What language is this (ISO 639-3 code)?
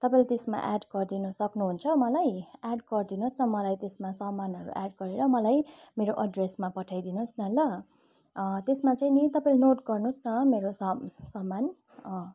nep